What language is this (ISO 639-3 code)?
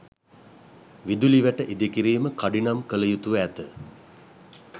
sin